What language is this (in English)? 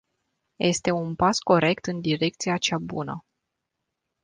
Romanian